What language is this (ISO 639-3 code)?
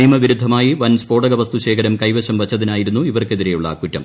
mal